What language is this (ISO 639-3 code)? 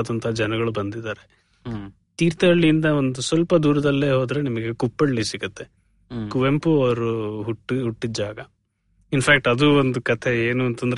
kan